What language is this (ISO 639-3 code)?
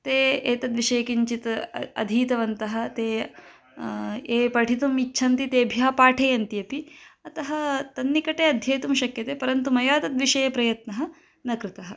san